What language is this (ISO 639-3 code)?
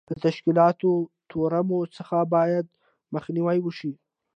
pus